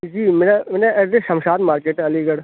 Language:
Urdu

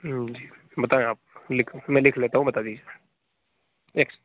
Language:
Hindi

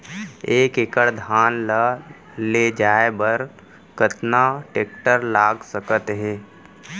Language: Chhattisgarhi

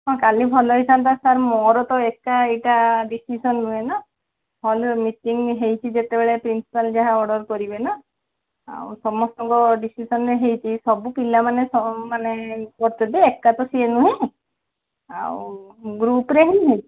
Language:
Odia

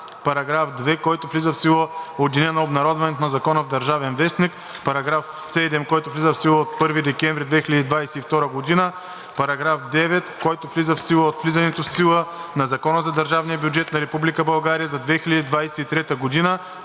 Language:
Bulgarian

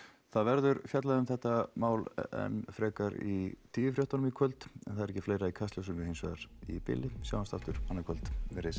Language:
Icelandic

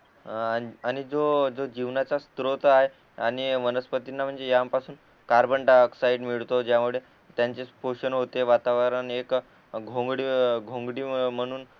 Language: Marathi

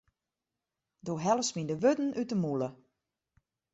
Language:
Western Frisian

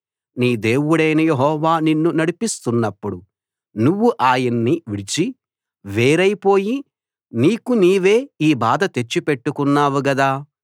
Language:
Telugu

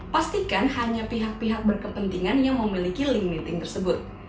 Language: Indonesian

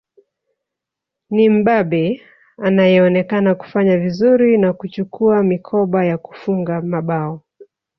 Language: Swahili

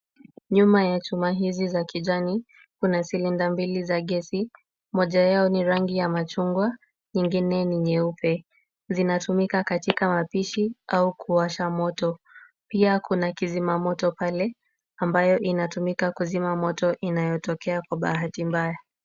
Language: Swahili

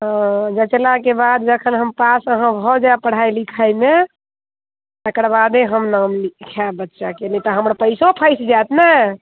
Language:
Maithili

